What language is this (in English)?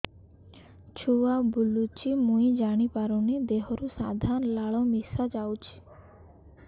Odia